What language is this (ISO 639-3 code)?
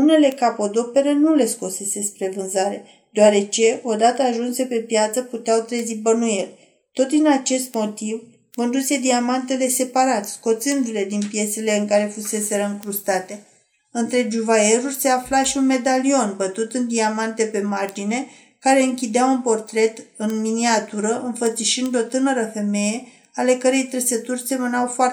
ron